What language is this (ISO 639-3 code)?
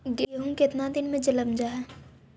mag